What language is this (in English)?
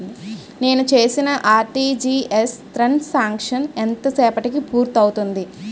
Telugu